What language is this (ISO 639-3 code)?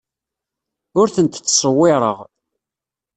kab